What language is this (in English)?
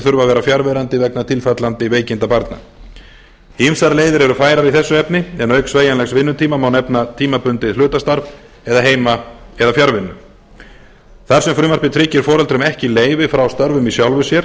Icelandic